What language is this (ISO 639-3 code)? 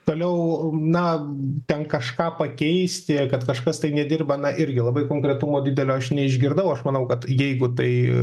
lit